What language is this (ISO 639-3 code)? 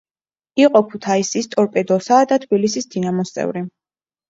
kat